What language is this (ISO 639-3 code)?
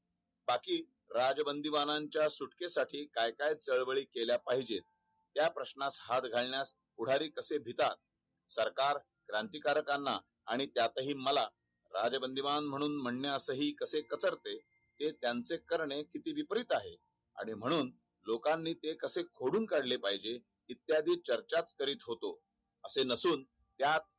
mar